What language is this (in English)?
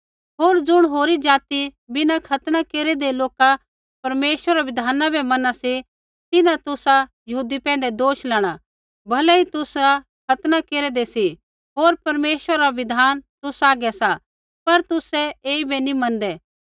Kullu Pahari